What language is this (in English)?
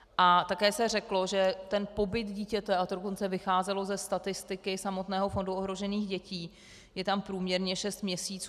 Czech